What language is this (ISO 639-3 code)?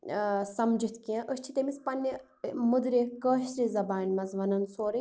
kas